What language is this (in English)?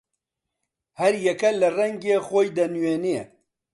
Central Kurdish